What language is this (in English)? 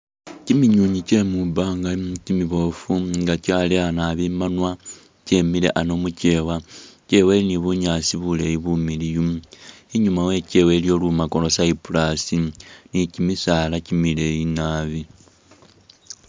Masaaba